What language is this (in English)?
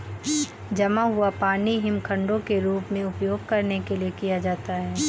Hindi